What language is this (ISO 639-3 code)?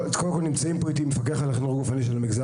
heb